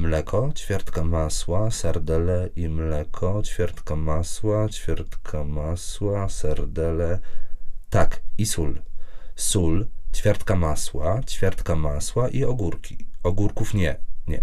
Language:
Polish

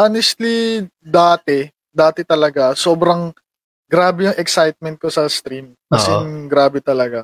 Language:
Filipino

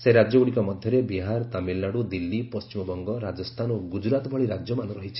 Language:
Odia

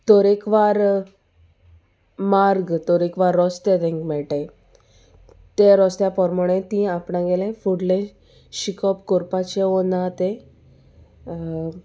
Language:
Konkani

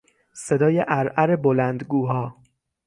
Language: Persian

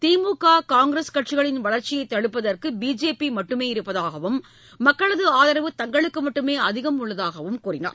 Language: Tamil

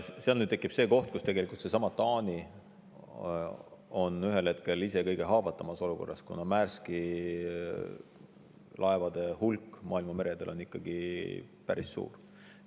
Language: Estonian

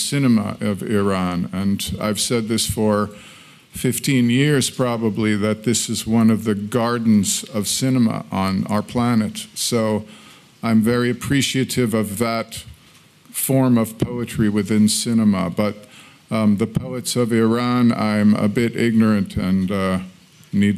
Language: Persian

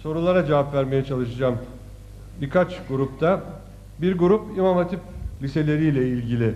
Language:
Turkish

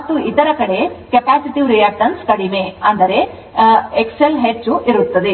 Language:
Kannada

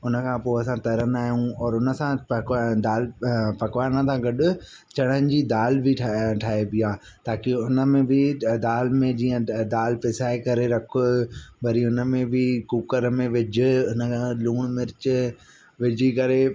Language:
Sindhi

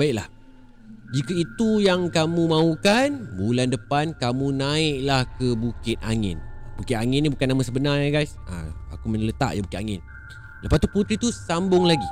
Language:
Malay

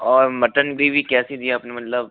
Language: Hindi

